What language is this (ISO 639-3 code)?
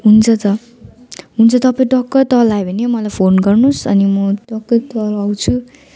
nep